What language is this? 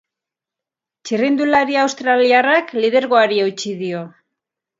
Basque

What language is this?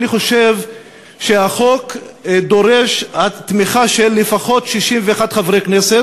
Hebrew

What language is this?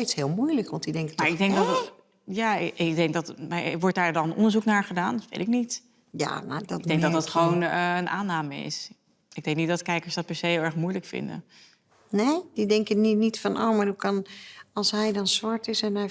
Dutch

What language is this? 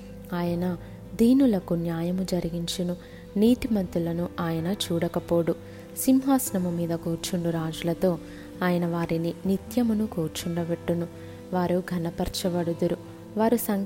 Telugu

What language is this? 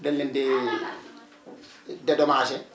Wolof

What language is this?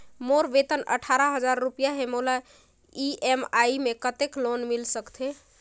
Chhattisgarhi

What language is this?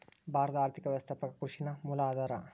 Kannada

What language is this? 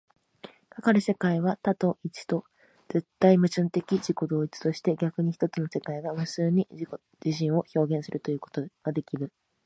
Japanese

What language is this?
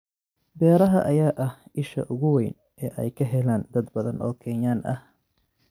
Somali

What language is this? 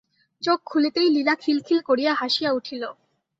Bangla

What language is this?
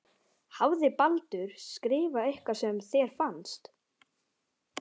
Icelandic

